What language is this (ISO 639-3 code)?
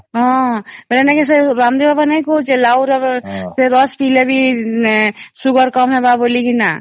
ori